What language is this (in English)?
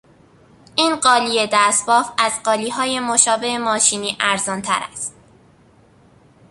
Persian